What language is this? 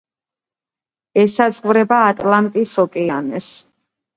Georgian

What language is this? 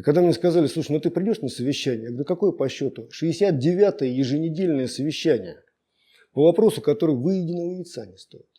Russian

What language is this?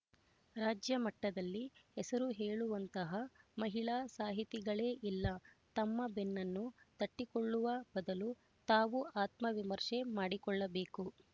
Kannada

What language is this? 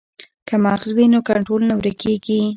Pashto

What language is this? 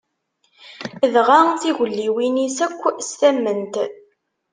Kabyle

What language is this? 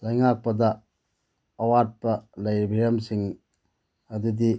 Manipuri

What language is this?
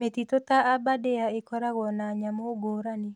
Kikuyu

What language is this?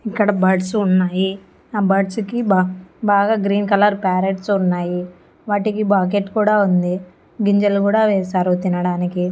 Telugu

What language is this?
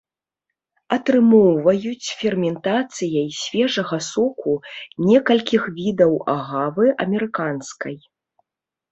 Belarusian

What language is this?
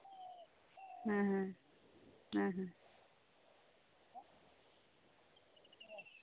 Santali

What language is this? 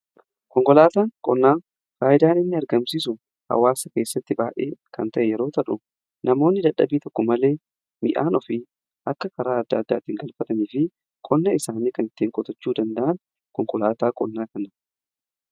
Oromo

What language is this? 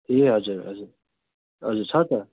Nepali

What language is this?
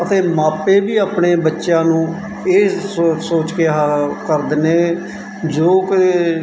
Punjabi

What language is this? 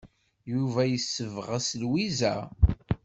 Kabyle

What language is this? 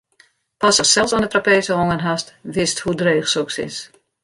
Western Frisian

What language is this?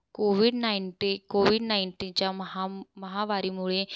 Marathi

